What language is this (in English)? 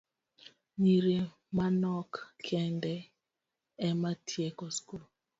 Luo (Kenya and Tanzania)